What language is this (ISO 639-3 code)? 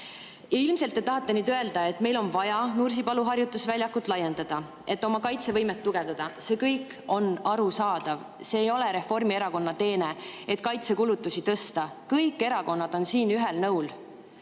est